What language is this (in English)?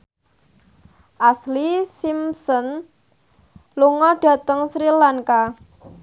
Javanese